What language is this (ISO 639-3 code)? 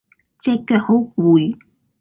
yue